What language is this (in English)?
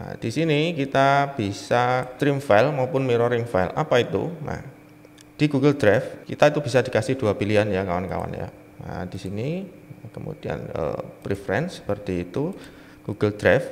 Indonesian